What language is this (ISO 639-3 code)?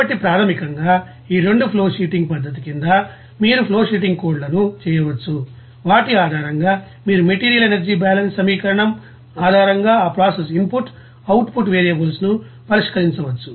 tel